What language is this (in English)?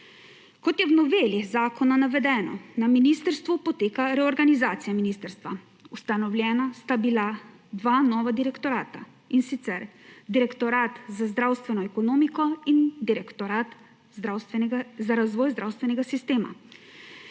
Slovenian